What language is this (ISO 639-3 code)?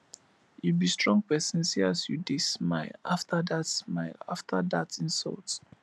pcm